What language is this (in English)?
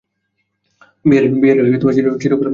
Bangla